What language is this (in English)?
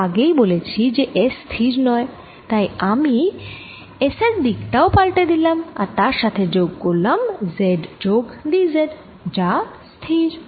Bangla